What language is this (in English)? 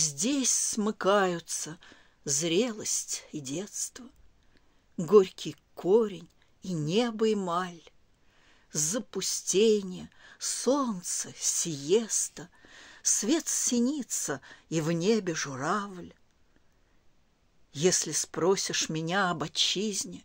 Russian